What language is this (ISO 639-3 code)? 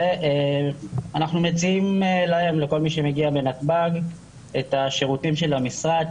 heb